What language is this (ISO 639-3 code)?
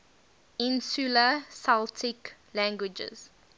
eng